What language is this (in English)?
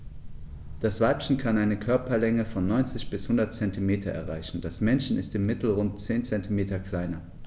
German